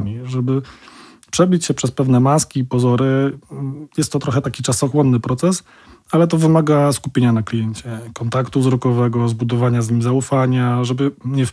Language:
Polish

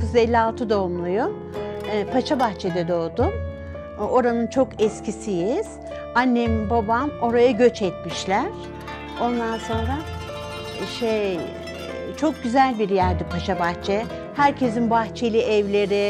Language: Turkish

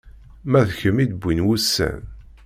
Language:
Kabyle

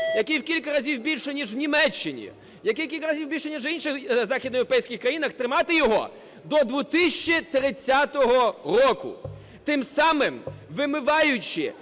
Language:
Ukrainian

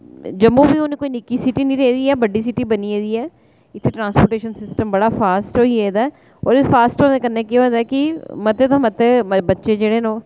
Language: Dogri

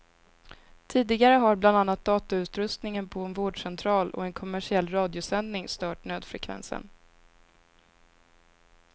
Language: Swedish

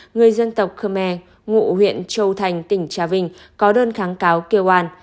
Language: Vietnamese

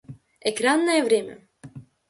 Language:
Russian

